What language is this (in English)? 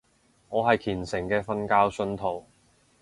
Cantonese